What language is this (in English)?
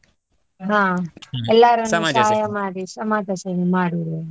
Kannada